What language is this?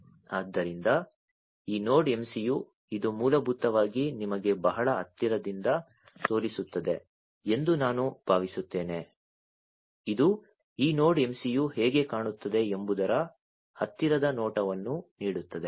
Kannada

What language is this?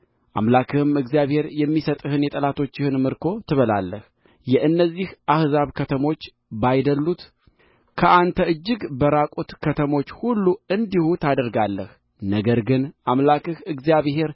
Amharic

